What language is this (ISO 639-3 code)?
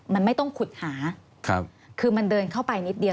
tha